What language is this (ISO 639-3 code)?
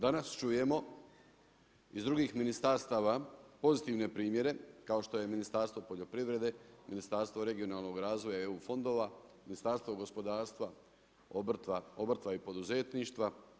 hrv